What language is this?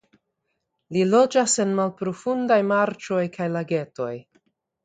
Esperanto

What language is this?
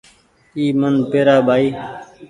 Goaria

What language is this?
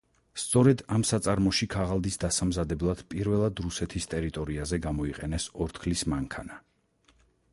Georgian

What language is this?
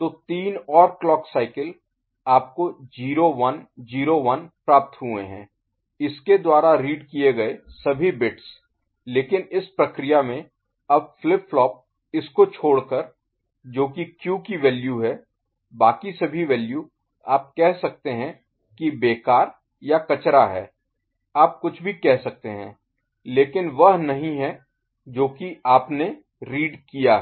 Hindi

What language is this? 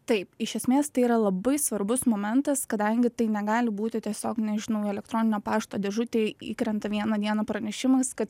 Lithuanian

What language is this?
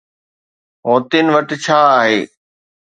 Sindhi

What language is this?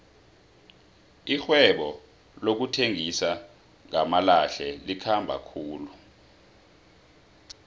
South Ndebele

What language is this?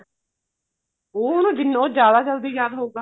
Punjabi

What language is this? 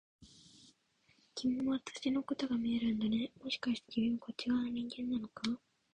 Japanese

